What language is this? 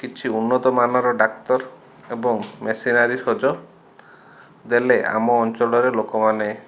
Odia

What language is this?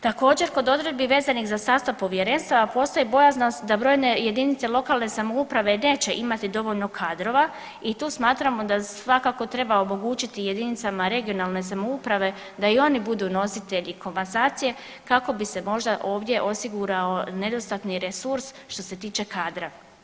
Croatian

